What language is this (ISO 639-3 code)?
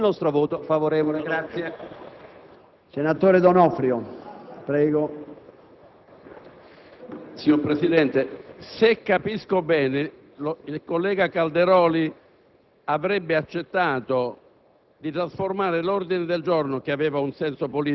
ita